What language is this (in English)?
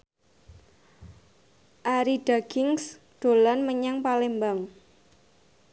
Javanese